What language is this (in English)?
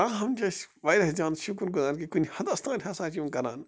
Kashmiri